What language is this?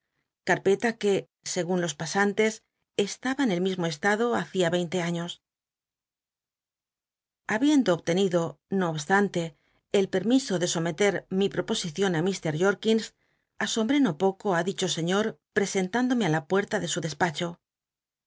Spanish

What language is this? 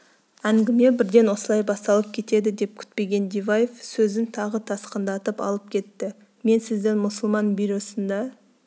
Kazakh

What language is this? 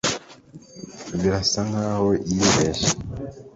Kinyarwanda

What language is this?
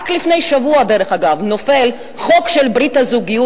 Hebrew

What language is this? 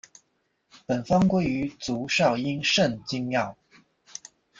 Chinese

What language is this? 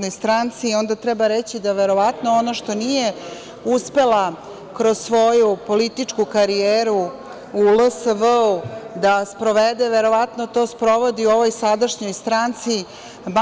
Serbian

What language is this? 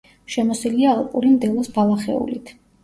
Georgian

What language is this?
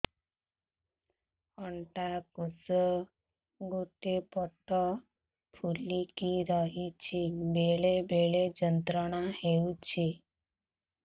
Odia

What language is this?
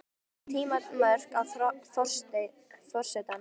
Icelandic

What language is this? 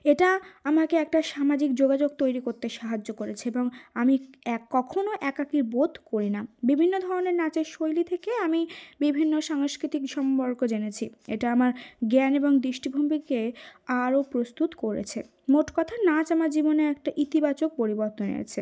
Bangla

